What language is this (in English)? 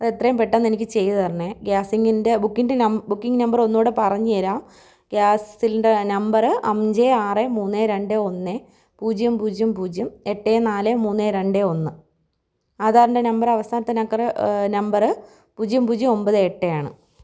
Malayalam